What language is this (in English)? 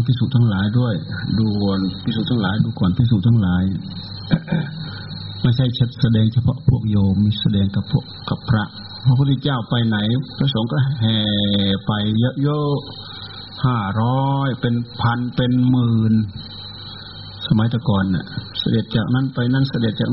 Thai